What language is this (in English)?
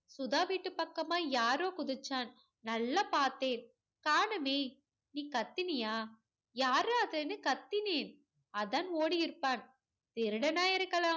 Tamil